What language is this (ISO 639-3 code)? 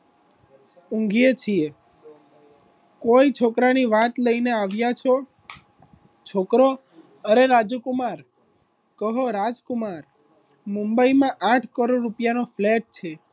guj